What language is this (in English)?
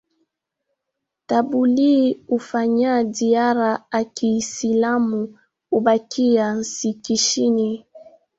Swahili